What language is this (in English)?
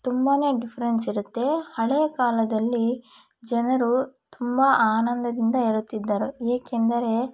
Kannada